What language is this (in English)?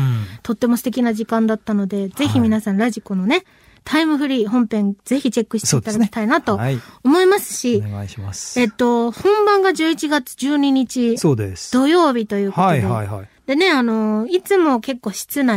Japanese